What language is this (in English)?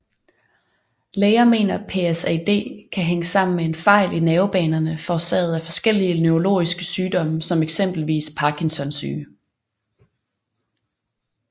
Danish